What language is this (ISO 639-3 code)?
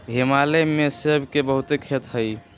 mag